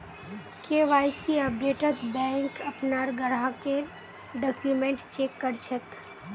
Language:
Magahi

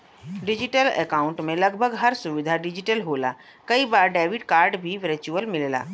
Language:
Bhojpuri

